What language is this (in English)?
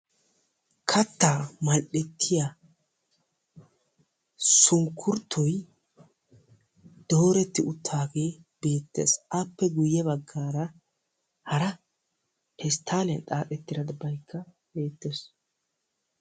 Wolaytta